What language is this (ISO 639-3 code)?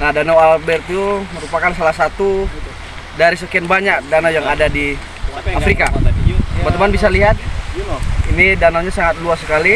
ind